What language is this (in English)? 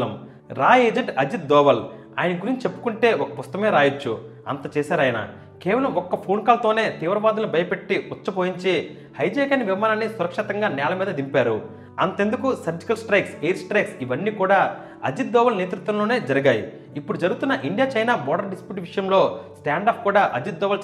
Telugu